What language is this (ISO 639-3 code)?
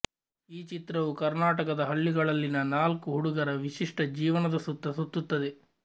kan